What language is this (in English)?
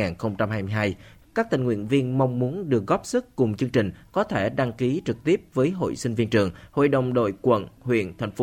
Vietnamese